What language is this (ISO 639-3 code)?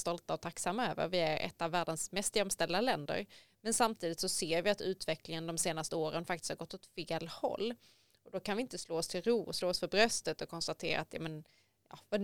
swe